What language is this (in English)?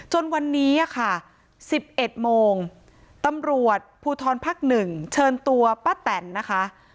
Thai